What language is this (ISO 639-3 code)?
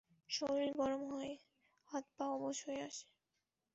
ben